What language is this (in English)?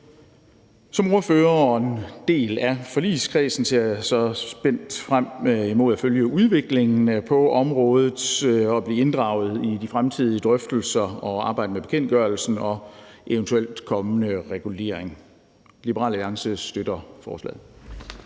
Danish